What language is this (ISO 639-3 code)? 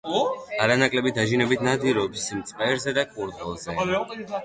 kat